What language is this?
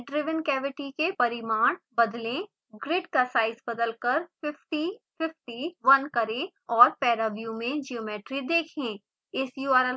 Hindi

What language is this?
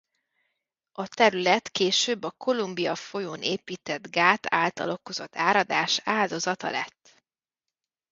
Hungarian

